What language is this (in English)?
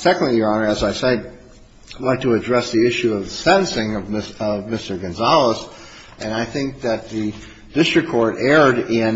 English